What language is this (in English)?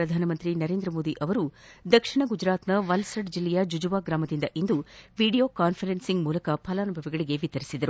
Kannada